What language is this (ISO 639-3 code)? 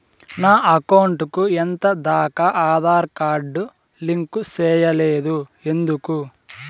tel